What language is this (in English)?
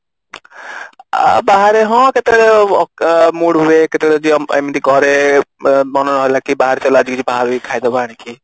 Odia